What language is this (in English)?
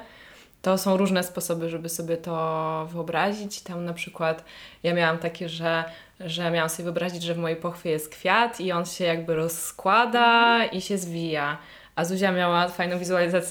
Polish